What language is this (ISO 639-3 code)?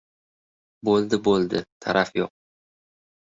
uzb